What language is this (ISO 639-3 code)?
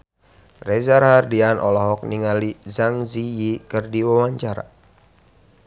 sun